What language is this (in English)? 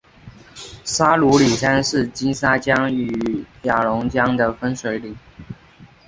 Chinese